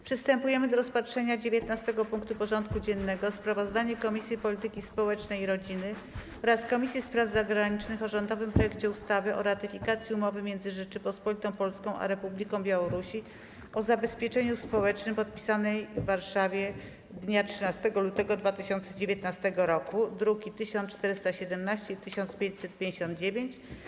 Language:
Polish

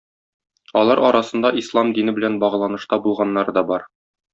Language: Tatar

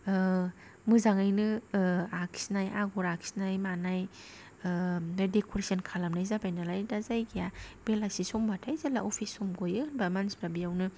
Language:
Bodo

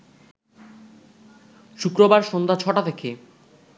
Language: Bangla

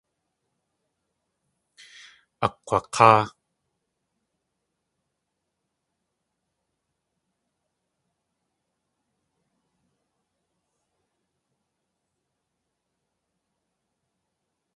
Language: Tlingit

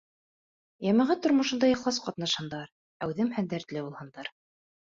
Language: Bashkir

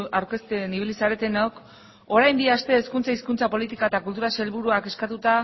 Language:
Basque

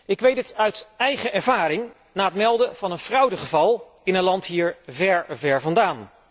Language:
Dutch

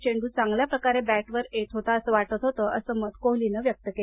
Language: Marathi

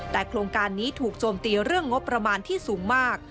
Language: Thai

